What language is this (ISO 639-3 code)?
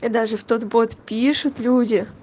rus